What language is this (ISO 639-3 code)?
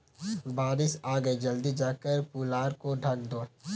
hin